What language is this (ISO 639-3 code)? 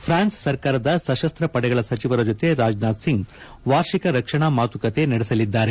kan